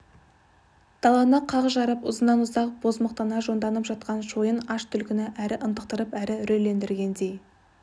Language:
Kazakh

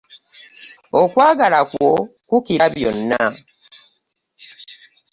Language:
Ganda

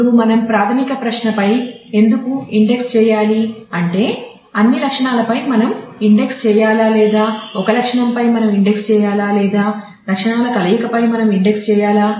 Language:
Telugu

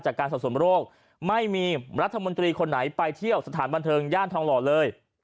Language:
Thai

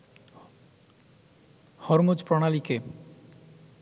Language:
Bangla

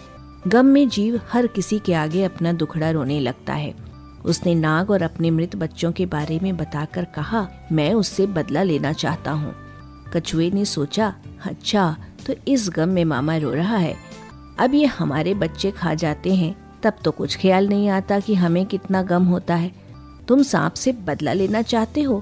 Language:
Hindi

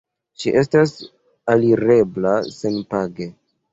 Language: Esperanto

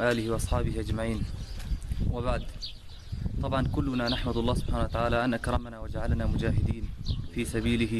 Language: Arabic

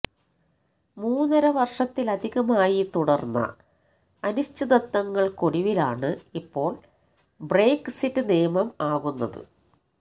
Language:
Malayalam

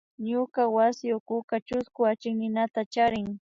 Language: Imbabura Highland Quichua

